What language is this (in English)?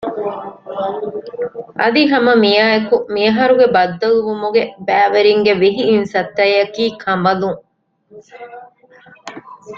Divehi